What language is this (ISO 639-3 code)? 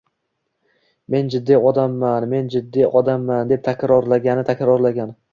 uzb